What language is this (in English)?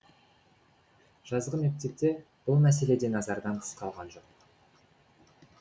Kazakh